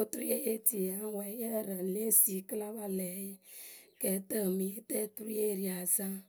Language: Akebu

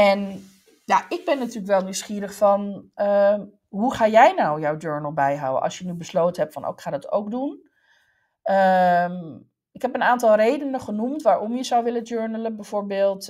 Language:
Dutch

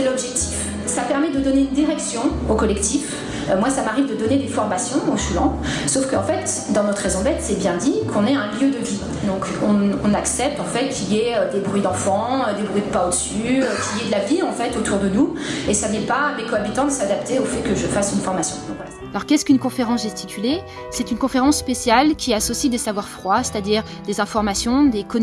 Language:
French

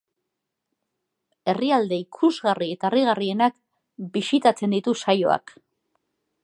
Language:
Basque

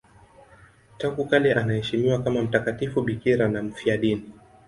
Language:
Swahili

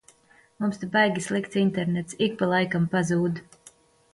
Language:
Latvian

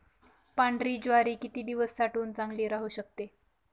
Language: Marathi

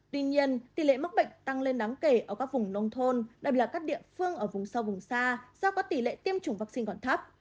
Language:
Vietnamese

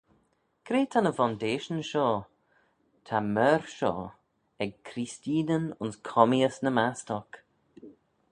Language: Manx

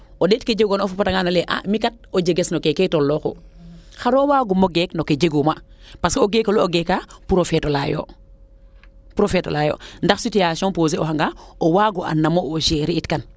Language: Serer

